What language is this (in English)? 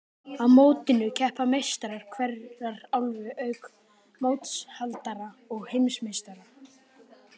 Icelandic